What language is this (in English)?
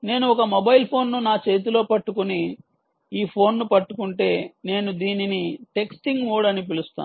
Telugu